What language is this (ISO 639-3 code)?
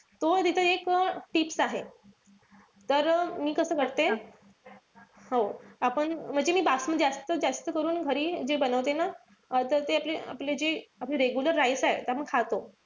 mar